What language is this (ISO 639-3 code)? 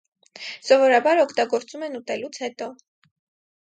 hye